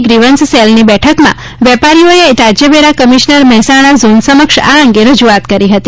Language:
Gujarati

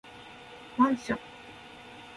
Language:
Japanese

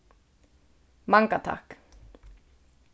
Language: Faroese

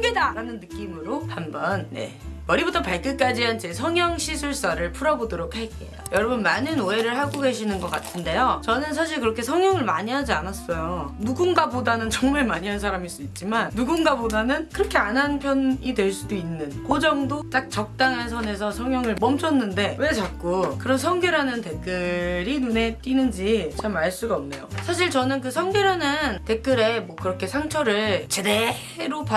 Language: Korean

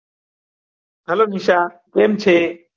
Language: Gujarati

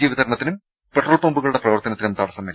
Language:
Malayalam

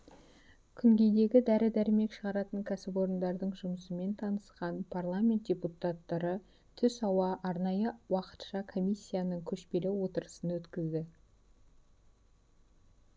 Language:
Kazakh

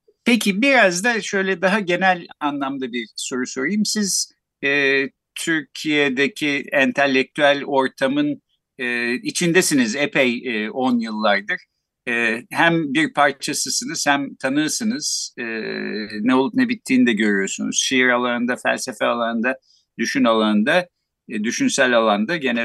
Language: Turkish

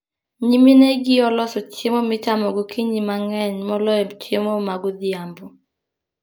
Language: Luo (Kenya and Tanzania)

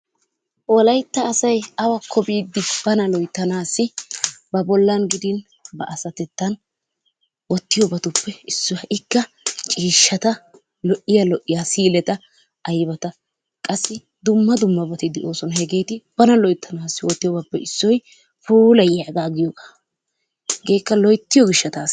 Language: Wolaytta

